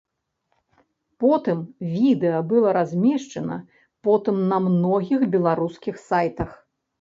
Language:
Belarusian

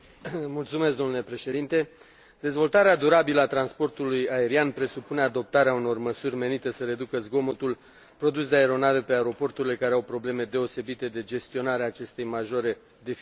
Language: Romanian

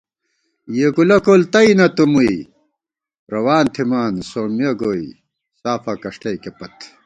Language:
Gawar-Bati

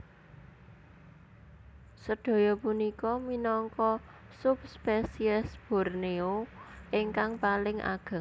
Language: Javanese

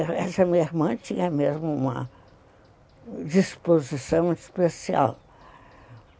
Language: Portuguese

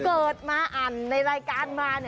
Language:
Thai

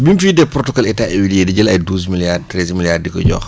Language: Wolof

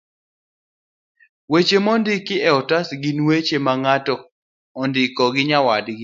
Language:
Luo (Kenya and Tanzania)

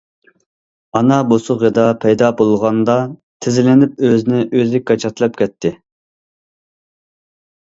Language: Uyghur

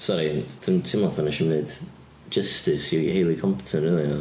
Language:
Welsh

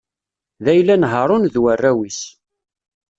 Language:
Kabyle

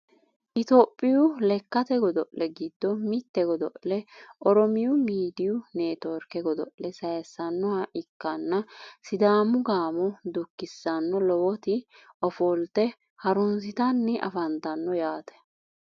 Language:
Sidamo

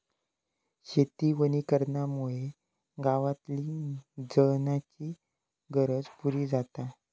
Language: Marathi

